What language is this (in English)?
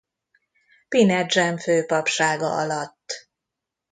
Hungarian